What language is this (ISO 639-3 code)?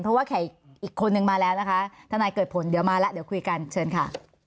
tha